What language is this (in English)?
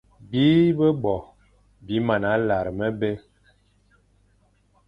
Fang